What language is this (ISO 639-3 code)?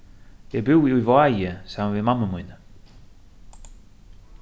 fao